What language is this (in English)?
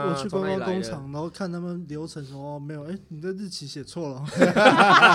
Chinese